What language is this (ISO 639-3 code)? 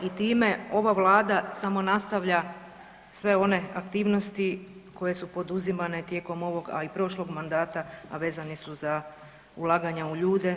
hrv